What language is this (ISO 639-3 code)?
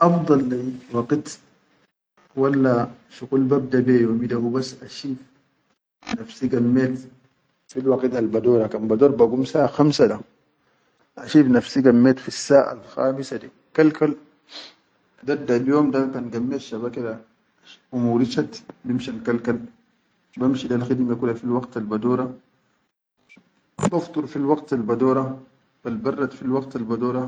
shu